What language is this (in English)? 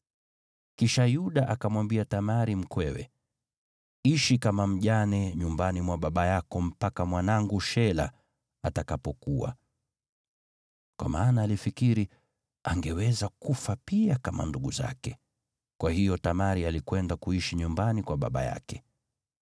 Swahili